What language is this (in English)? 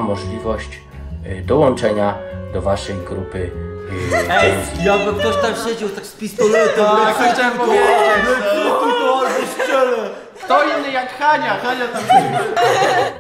Polish